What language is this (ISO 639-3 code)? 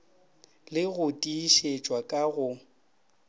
nso